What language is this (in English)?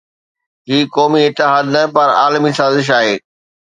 Sindhi